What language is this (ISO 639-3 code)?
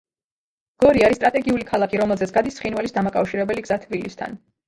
kat